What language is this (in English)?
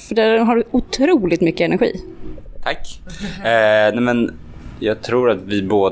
Swedish